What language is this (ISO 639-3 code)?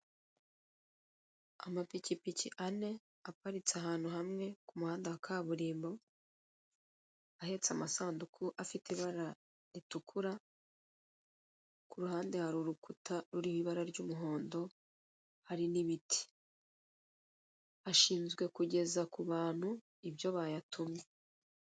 kin